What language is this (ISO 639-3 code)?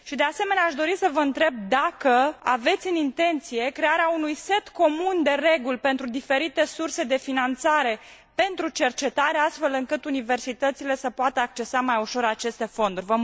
ron